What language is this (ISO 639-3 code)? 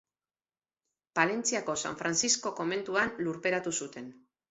eus